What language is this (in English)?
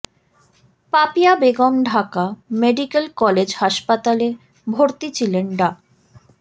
Bangla